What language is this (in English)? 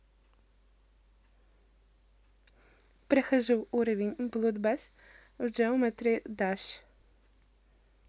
Russian